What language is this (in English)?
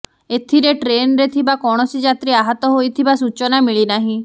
Odia